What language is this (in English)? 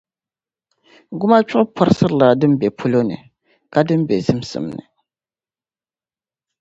Dagbani